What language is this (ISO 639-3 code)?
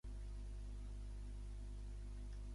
cat